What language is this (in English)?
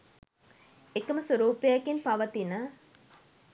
Sinhala